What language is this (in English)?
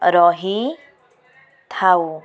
Odia